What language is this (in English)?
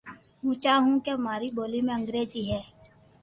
Loarki